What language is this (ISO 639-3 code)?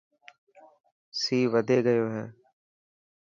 mki